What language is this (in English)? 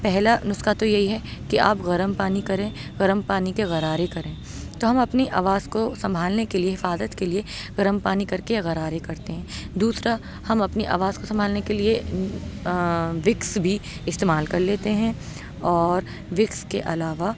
Urdu